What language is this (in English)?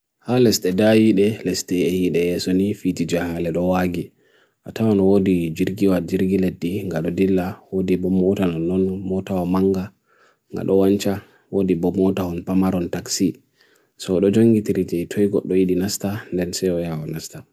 Bagirmi Fulfulde